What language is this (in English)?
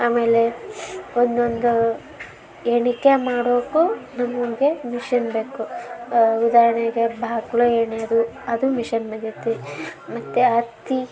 Kannada